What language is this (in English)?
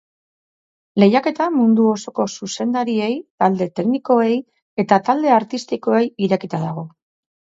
Basque